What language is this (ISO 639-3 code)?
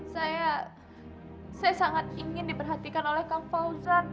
ind